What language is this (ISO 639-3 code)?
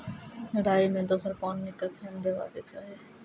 mai